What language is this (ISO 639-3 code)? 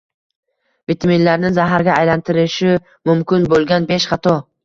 uzb